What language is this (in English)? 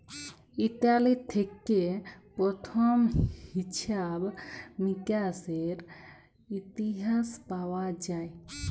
Bangla